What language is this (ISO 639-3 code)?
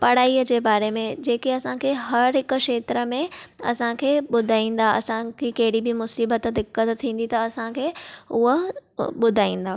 snd